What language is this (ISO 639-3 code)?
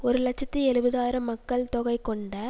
tam